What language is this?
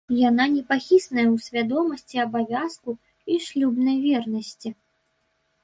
Belarusian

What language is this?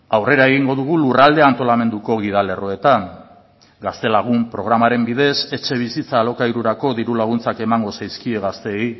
Basque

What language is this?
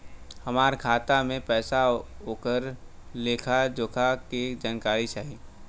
Bhojpuri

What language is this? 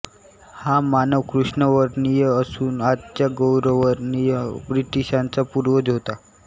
Marathi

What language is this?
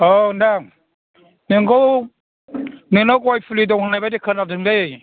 Bodo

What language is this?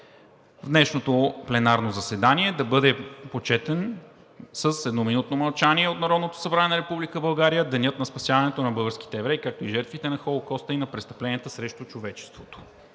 Bulgarian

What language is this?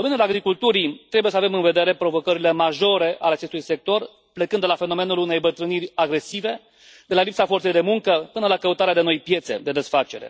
Romanian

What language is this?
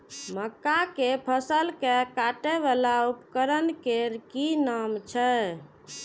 Maithili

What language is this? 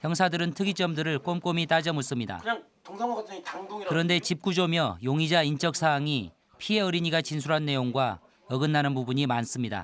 Korean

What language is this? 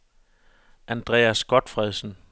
Danish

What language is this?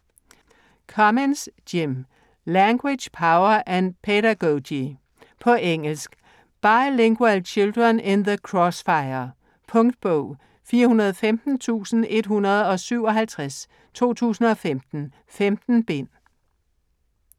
Danish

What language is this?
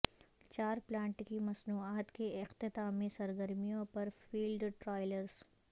Urdu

